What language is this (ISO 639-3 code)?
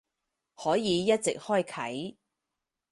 yue